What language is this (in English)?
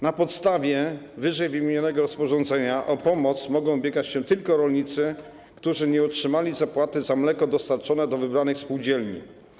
Polish